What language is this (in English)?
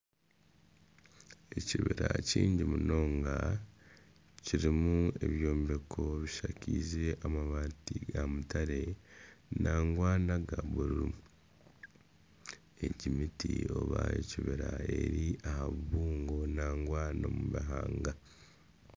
Nyankole